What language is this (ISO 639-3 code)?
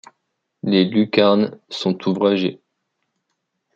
fra